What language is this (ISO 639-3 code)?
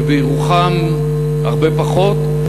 heb